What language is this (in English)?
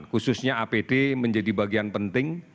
Indonesian